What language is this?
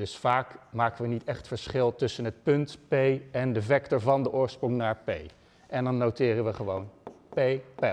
Dutch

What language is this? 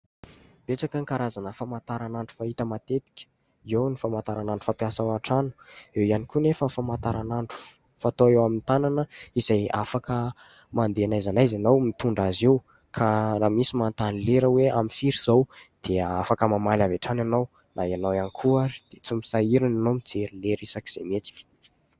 Malagasy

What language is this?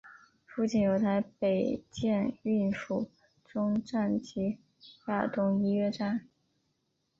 Chinese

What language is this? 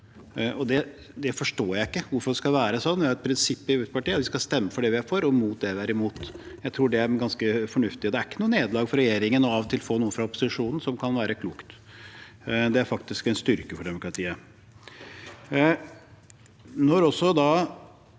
Norwegian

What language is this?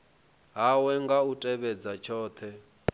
Venda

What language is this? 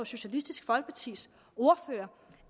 Danish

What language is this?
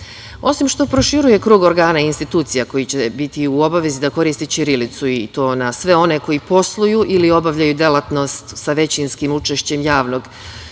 Serbian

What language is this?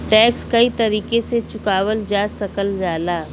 Bhojpuri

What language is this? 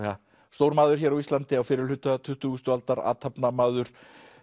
Icelandic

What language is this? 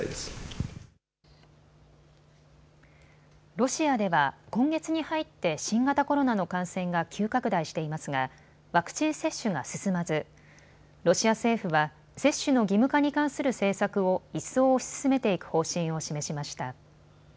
Japanese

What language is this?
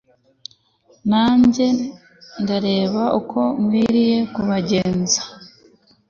Kinyarwanda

